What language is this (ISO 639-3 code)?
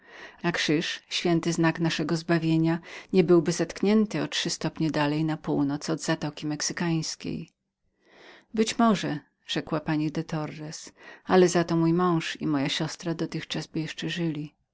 pol